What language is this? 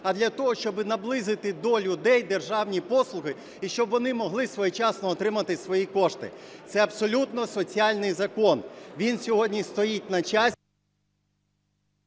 Ukrainian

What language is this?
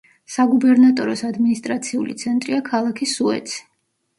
Georgian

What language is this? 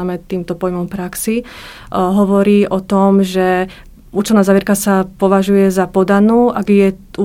Slovak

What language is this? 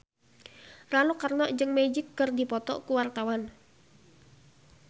Sundanese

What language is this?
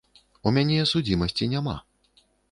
Belarusian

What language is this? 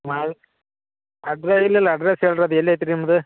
Kannada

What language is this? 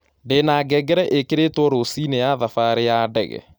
Kikuyu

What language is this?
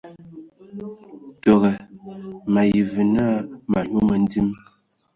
Ewondo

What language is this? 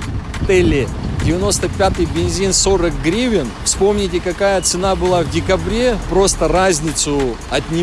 Russian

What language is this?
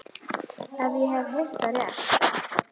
Icelandic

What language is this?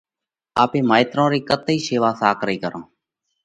Parkari Koli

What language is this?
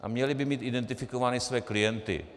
Czech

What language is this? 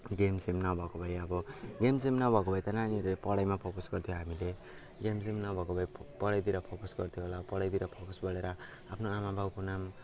Nepali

